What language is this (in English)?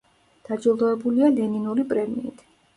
Georgian